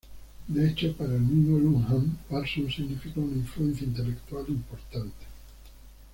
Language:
Spanish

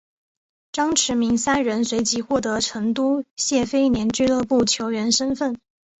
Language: Chinese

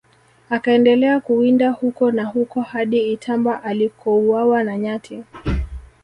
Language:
Swahili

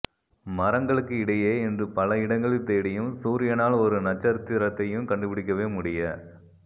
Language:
Tamil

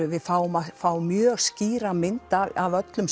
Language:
Icelandic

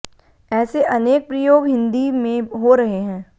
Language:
Hindi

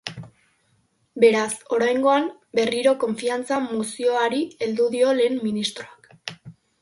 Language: Basque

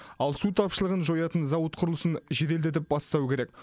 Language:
Kazakh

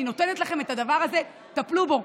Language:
Hebrew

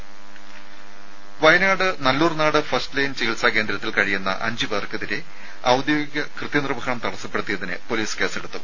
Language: Malayalam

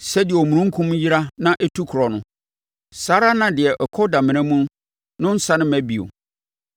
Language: Akan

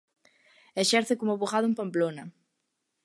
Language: Galician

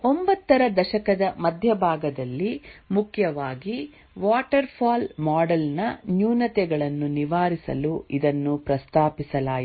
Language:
Kannada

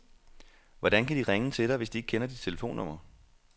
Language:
Danish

